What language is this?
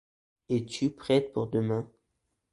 French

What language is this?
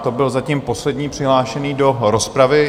Czech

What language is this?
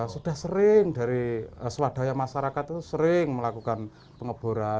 Indonesian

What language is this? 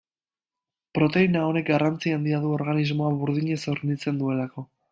Basque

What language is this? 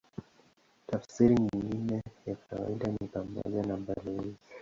Swahili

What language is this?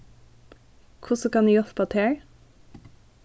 Faroese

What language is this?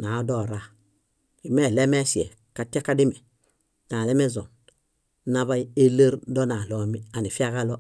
Bayot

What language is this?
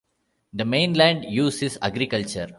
English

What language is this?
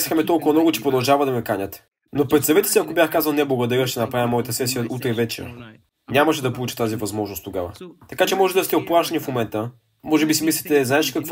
Bulgarian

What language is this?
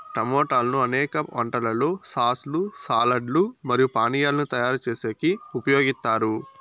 Telugu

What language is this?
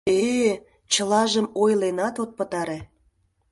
Mari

